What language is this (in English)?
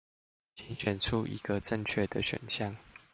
Chinese